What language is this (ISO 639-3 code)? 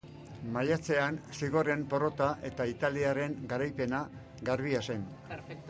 eus